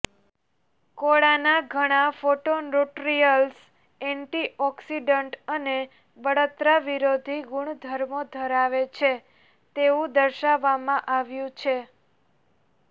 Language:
Gujarati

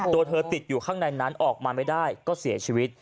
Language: Thai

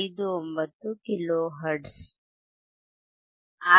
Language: Kannada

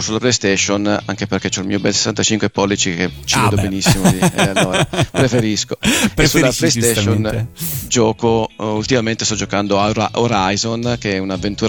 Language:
Italian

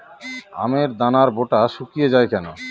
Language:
Bangla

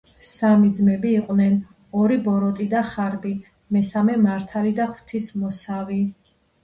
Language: Georgian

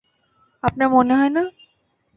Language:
Bangla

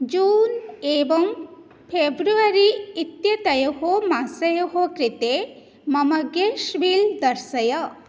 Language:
Sanskrit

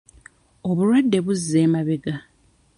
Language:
Ganda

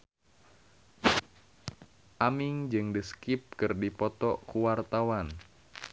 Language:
Sundanese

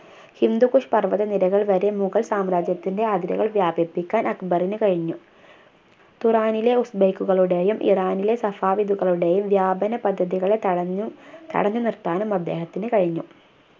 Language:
Malayalam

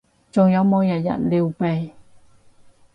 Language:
Cantonese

